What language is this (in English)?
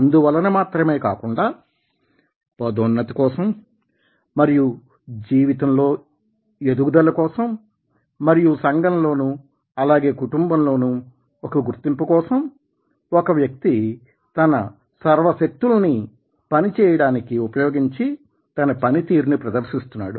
Telugu